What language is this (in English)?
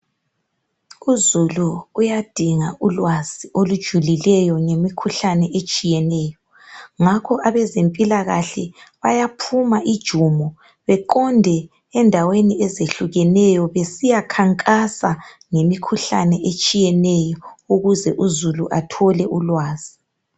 North Ndebele